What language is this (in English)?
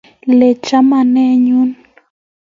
Kalenjin